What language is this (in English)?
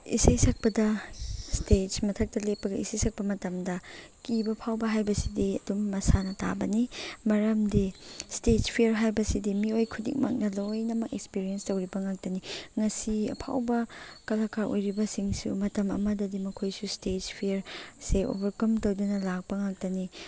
Manipuri